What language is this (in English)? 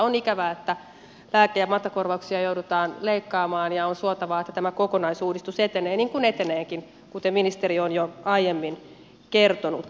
Finnish